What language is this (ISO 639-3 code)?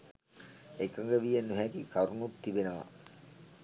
sin